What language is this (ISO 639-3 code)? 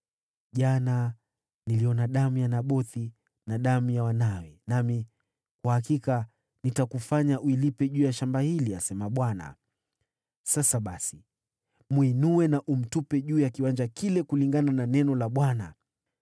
swa